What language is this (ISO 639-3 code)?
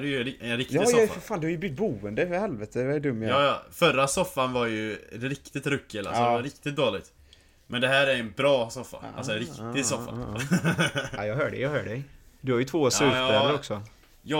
swe